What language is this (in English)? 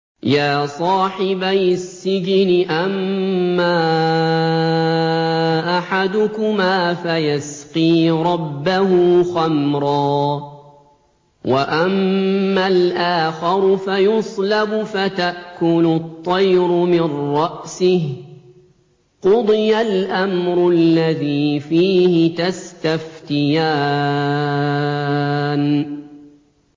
Arabic